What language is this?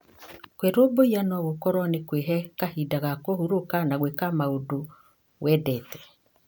Kikuyu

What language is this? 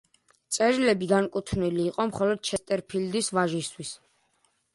Georgian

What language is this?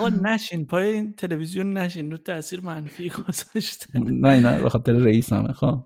Persian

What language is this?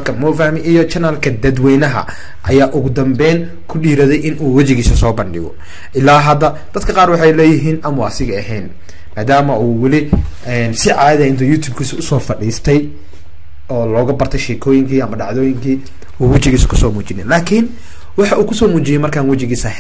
Arabic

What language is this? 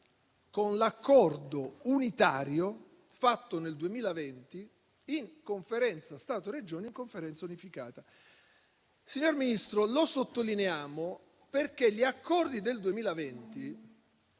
Italian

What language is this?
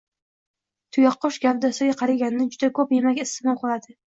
Uzbek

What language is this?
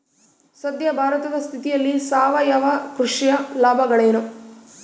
Kannada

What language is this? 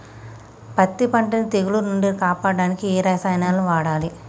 Telugu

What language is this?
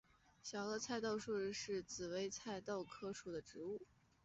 Chinese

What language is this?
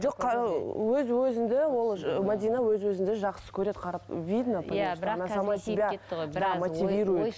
Kazakh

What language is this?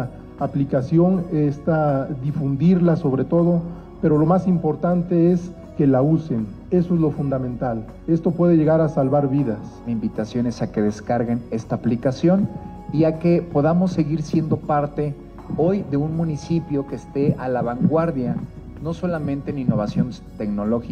Spanish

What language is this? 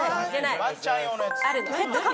Japanese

